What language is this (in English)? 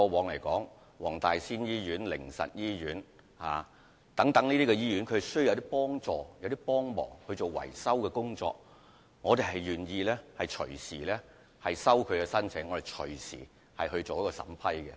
Cantonese